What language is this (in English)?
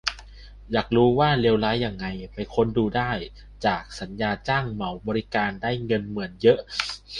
Thai